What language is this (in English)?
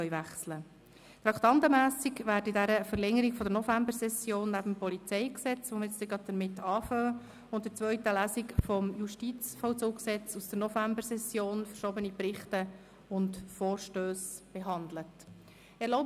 Swiss German